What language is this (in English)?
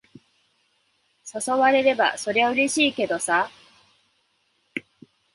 Japanese